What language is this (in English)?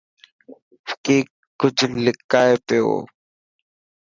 Dhatki